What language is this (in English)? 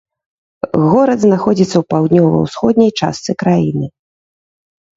Belarusian